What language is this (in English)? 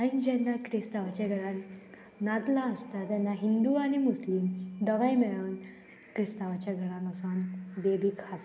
Konkani